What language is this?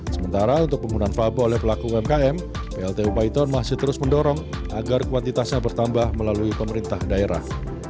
Indonesian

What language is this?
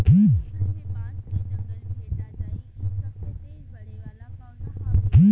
Bhojpuri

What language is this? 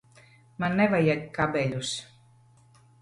Latvian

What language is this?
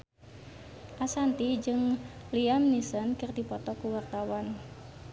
Sundanese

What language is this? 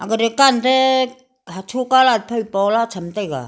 Wancho Naga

